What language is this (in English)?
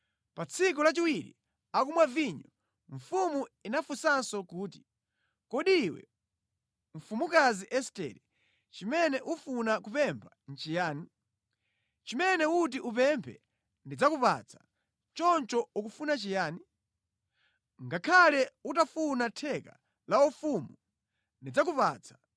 Nyanja